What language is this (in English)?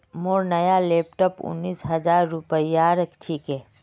Magahi